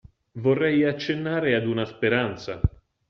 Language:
Italian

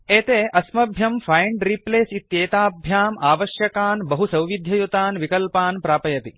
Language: Sanskrit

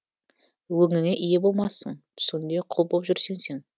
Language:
Kazakh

